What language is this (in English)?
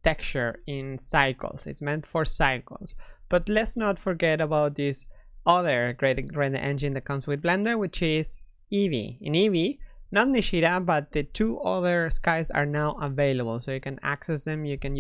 English